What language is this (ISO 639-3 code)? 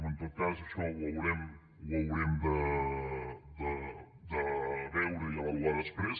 cat